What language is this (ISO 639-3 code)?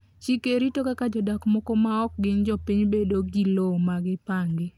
luo